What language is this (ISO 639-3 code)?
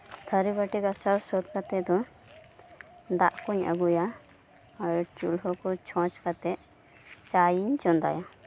sat